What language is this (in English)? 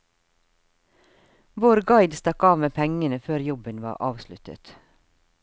Norwegian